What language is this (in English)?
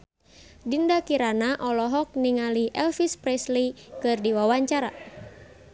Sundanese